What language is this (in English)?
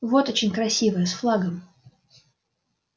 Russian